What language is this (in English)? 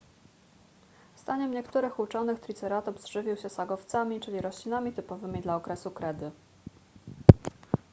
Polish